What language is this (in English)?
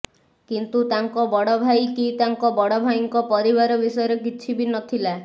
Odia